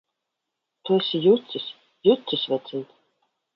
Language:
Latvian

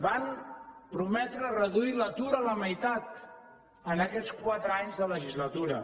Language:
Catalan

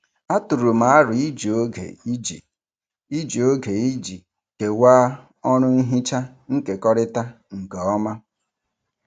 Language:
Igbo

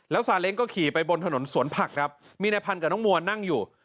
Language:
Thai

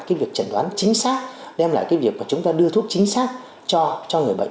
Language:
Vietnamese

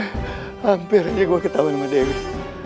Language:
Indonesian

